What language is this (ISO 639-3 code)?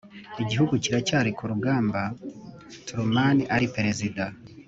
kin